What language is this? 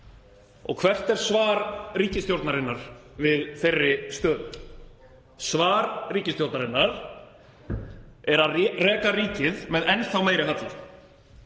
Icelandic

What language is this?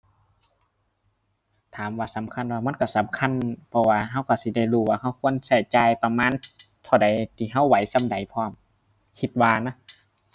Thai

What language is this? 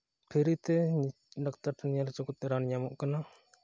Santali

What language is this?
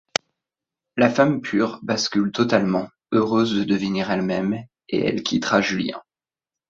French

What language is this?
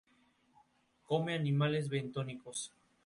Spanish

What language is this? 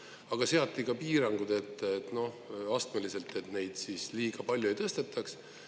Estonian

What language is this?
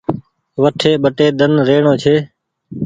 Goaria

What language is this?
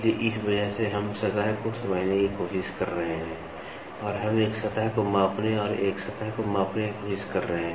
Hindi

